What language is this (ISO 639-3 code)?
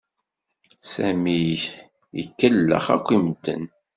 kab